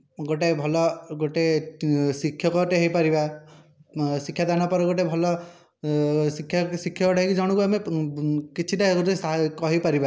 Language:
Odia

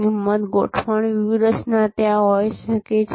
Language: Gujarati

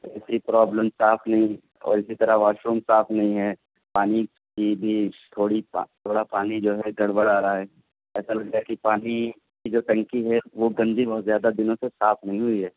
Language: Urdu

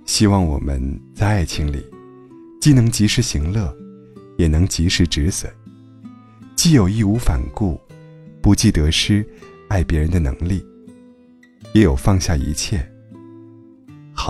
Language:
Chinese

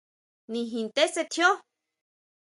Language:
Huautla Mazatec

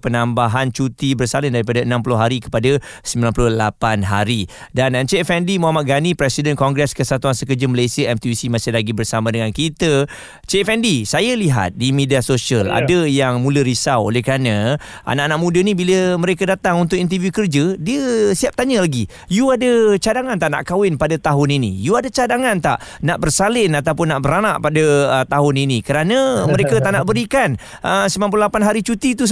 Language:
Malay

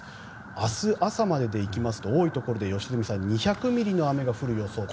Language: Japanese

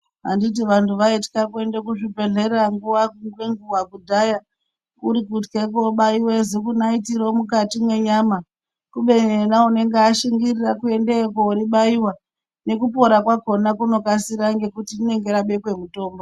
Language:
Ndau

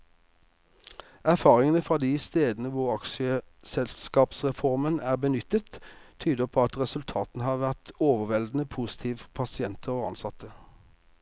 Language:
Norwegian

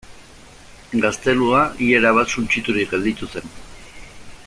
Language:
Basque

